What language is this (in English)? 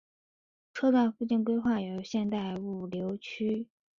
Chinese